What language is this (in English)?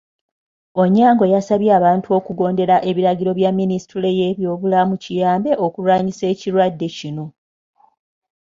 Ganda